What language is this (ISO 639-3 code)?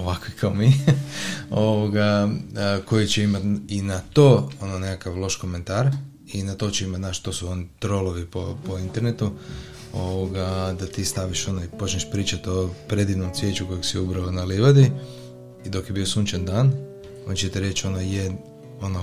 hrv